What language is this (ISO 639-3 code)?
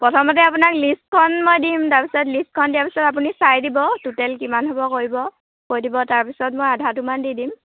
asm